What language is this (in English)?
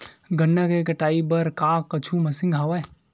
Chhattisgarhi